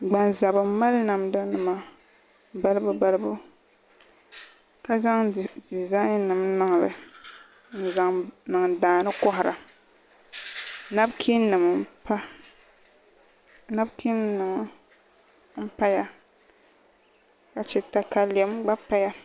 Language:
Dagbani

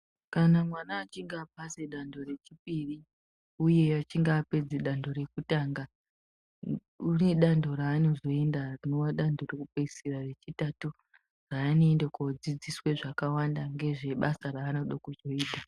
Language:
Ndau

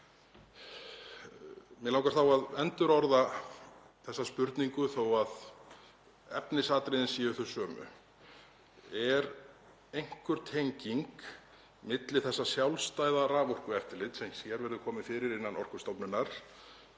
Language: Icelandic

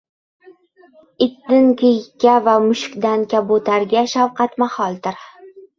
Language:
Uzbek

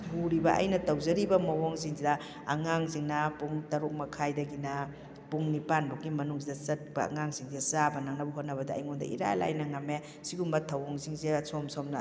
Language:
Manipuri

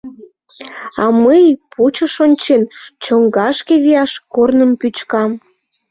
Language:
Mari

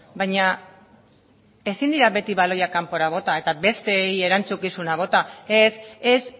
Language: Basque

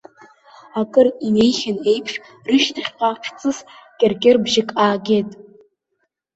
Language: Abkhazian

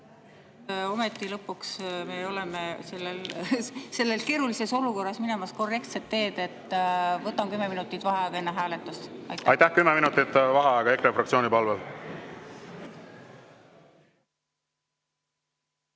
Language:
Estonian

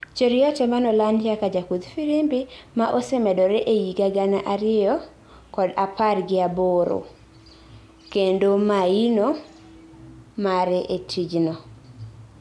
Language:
Luo (Kenya and Tanzania)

